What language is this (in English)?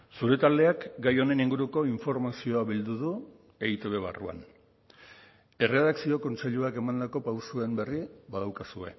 Basque